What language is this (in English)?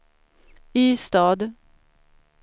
Swedish